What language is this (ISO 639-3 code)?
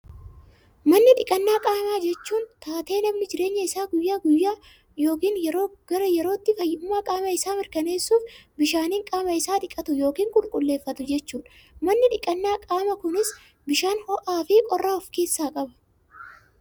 orm